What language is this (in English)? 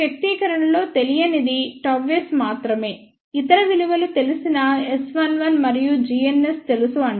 Telugu